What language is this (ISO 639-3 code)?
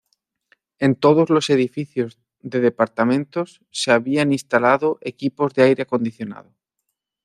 spa